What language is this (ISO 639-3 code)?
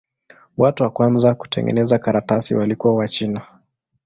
swa